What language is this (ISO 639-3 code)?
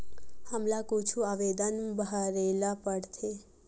hne